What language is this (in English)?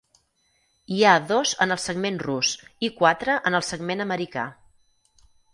Catalan